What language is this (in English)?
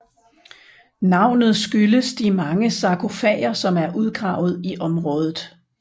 Danish